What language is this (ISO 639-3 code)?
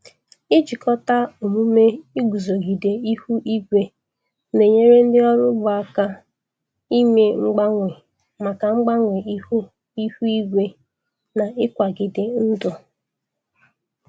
ibo